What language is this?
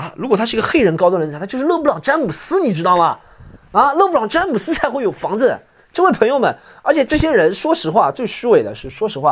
Chinese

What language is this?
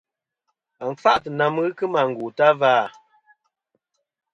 Kom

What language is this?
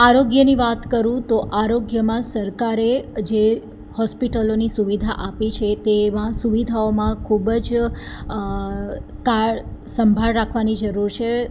Gujarati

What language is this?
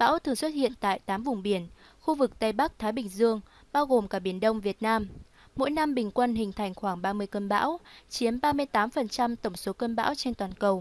Vietnamese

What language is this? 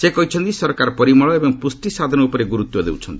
Odia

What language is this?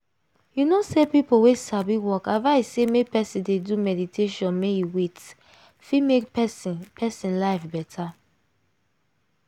Nigerian Pidgin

